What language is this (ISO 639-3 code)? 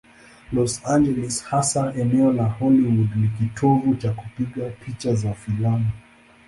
swa